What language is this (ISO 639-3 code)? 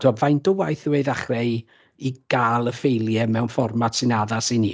cym